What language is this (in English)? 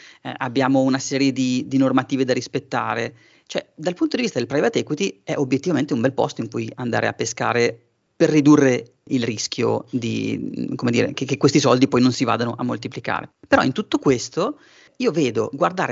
Italian